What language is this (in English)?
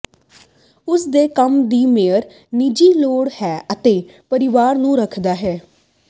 Punjabi